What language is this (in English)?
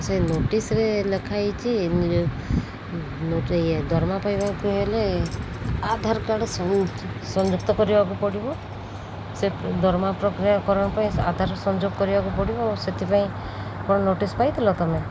Odia